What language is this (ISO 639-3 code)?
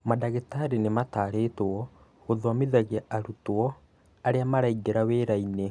kik